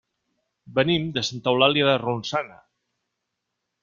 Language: Catalan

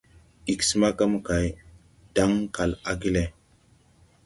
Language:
Tupuri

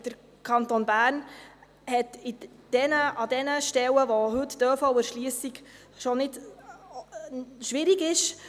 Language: Swiss German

